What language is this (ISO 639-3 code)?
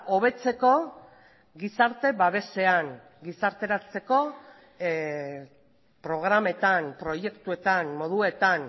eus